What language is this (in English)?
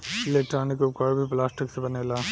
Bhojpuri